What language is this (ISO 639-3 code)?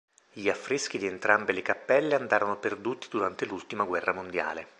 ita